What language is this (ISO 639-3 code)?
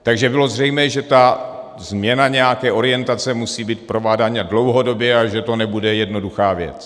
ces